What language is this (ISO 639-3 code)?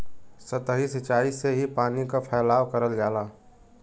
bho